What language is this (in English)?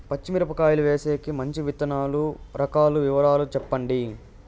Telugu